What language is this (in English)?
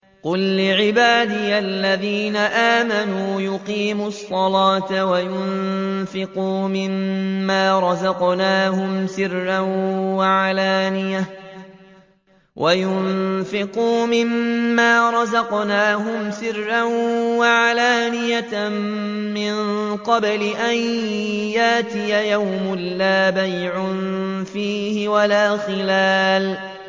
Arabic